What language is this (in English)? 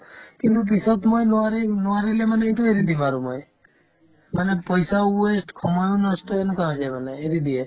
Assamese